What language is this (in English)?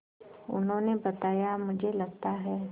Hindi